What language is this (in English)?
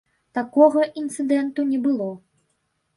Belarusian